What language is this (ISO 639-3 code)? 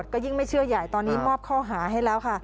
tha